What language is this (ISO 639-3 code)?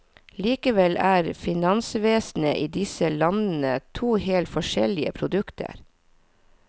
nor